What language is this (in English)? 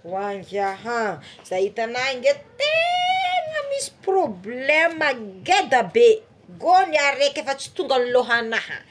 Tsimihety Malagasy